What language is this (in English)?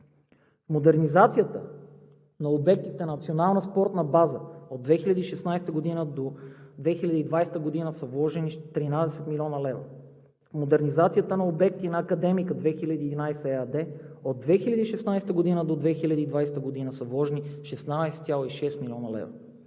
Bulgarian